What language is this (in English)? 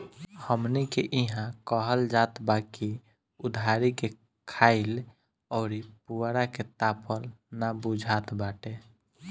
Bhojpuri